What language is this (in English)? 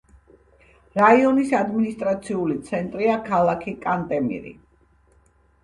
Georgian